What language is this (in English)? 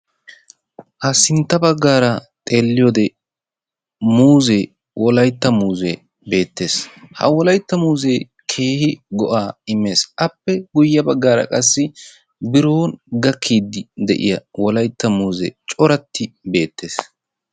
Wolaytta